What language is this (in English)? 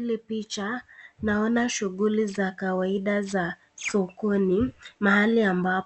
Swahili